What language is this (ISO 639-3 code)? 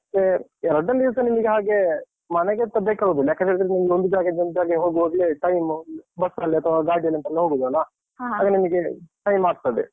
kan